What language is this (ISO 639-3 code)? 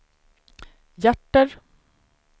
swe